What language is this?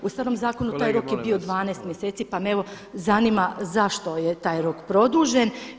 Croatian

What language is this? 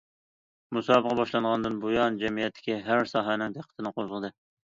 Uyghur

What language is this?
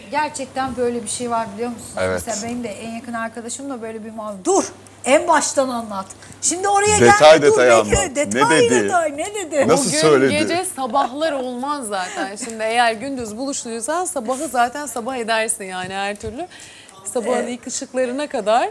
Turkish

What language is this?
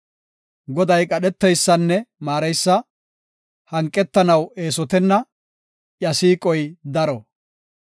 Gofa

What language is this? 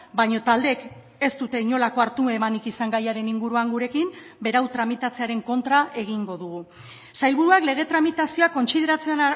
Basque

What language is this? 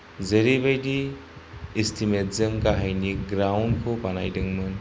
Bodo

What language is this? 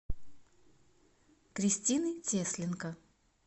Russian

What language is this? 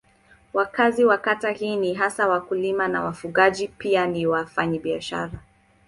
Swahili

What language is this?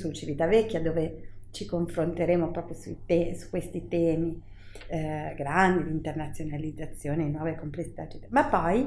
Italian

